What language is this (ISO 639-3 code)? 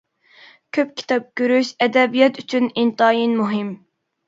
uig